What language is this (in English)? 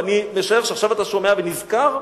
Hebrew